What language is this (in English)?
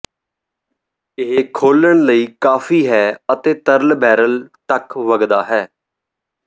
Punjabi